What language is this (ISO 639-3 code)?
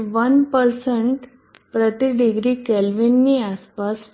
guj